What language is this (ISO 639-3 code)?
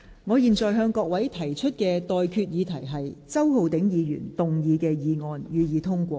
yue